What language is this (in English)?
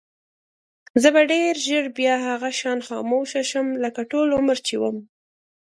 Pashto